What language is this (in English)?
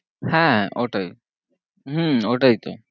Bangla